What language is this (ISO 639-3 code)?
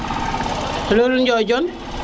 srr